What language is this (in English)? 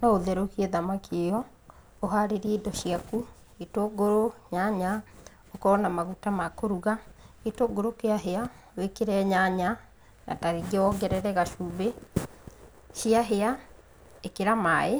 Kikuyu